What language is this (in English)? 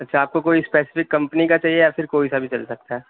Urdu